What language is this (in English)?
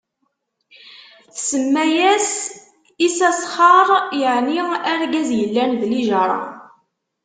Kabyle